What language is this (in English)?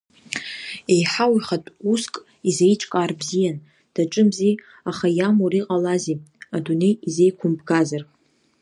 Abkhazian